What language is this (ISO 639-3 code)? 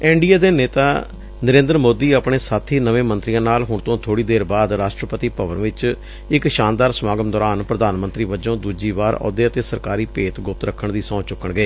pan